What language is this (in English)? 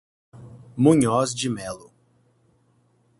Portuguese